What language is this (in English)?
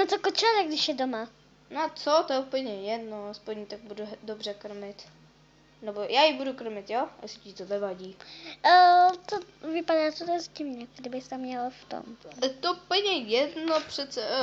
Czech